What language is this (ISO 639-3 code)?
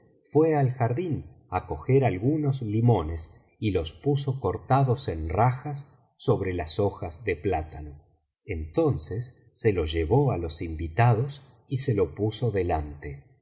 spa